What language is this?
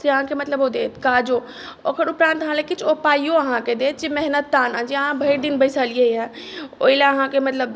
Maithili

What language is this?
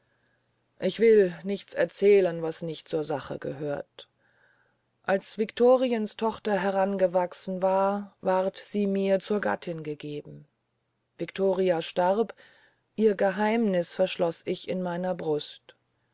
German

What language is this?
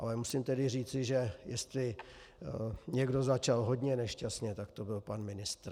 Czech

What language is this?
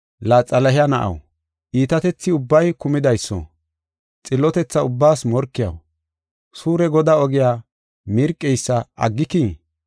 Gofa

